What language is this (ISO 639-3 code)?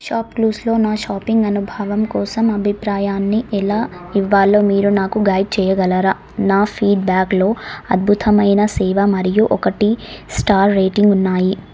tel